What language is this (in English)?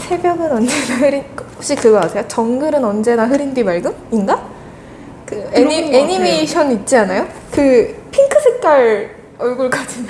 Korean